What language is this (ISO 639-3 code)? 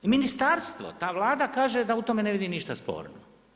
hrv